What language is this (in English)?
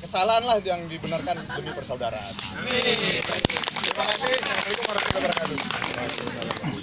Indonesian